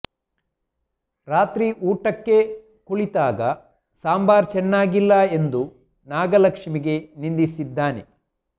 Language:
Kannada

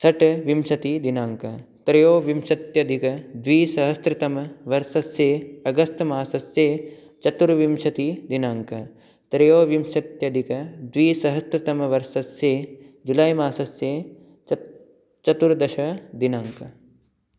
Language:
Sanskrit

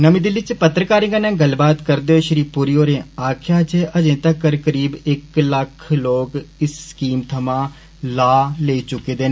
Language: Dogri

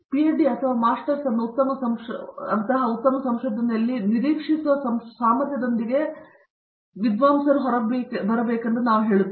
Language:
Kannada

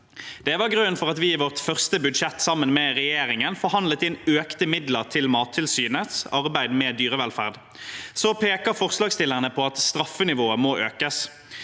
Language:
Norwegian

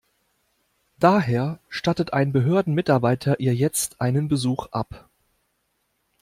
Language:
German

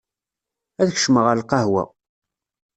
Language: Kabyle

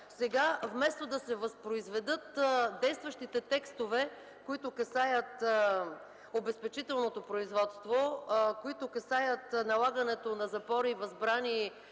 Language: Bulgarian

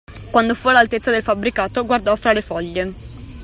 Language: Italian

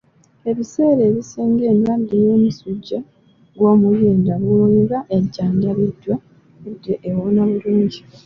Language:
Ganda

